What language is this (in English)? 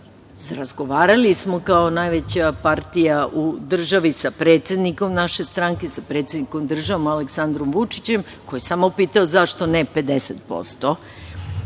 Serbian